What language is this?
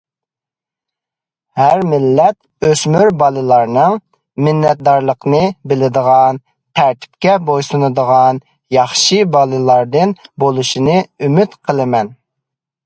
Uyghur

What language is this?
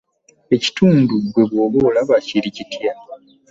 Ganda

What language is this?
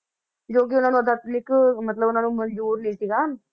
Punjabi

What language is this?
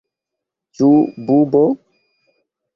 Esperanto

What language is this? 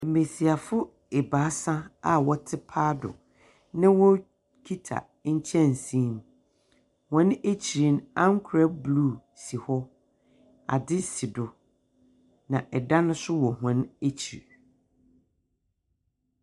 Akan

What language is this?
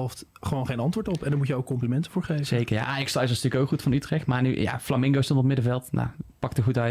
Dutch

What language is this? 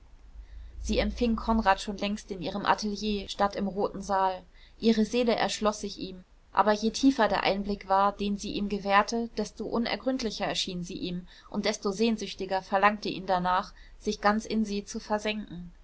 German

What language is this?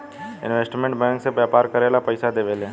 Bhojpuri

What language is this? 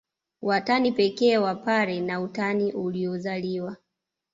Swahili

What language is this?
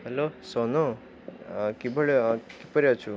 Odia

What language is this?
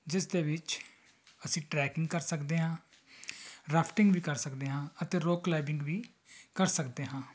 Punjabi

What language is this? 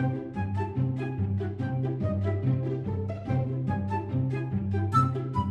Turkish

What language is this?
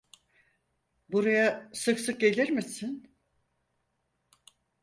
Turkish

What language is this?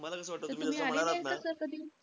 Marathi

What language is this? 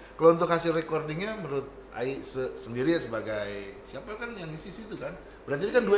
Indonesian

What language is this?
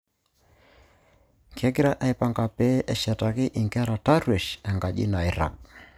Masai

